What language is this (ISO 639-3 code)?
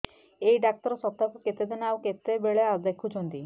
ori